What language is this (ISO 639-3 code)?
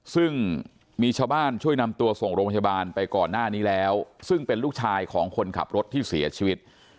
tha